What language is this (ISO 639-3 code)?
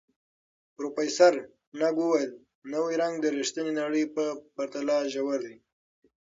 pus